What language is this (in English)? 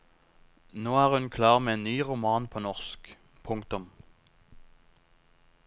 Norwegian